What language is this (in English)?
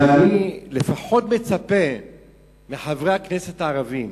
Hebrew